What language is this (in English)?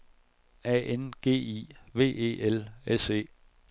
Danish